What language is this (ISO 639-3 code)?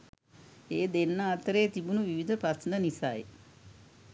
sin